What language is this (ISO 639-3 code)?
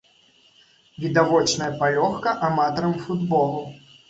bel